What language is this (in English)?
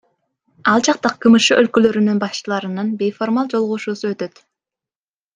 Kyrgyz